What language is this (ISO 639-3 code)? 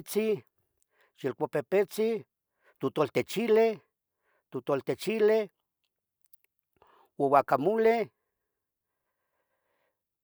nhg